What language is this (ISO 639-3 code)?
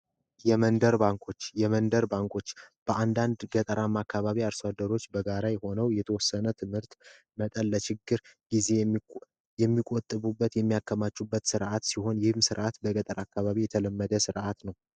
amh